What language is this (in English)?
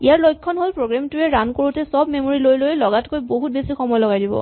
Assamese